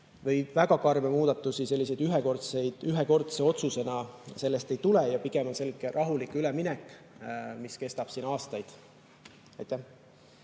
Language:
Estonian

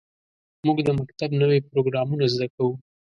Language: Pashto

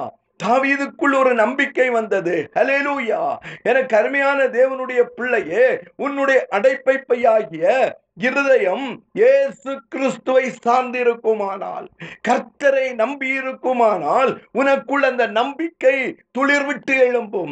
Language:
Tamil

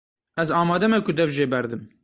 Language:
Kurdish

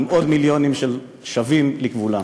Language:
Hebrew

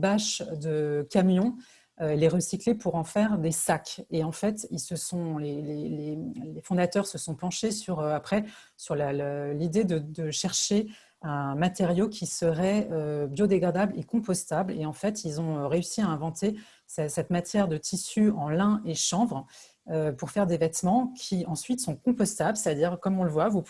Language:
French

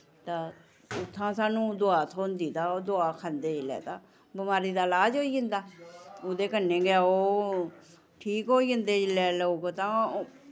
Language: Dogri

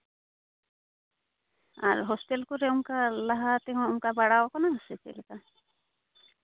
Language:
Santali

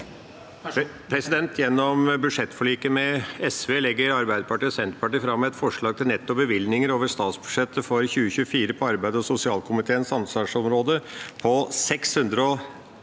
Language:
Norwegian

